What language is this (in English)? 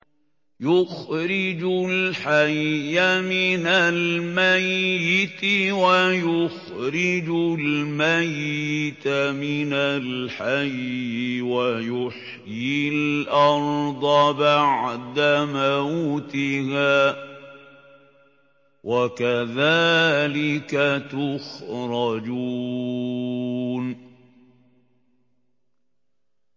Arabic